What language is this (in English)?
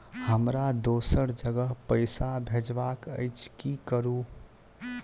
Maithili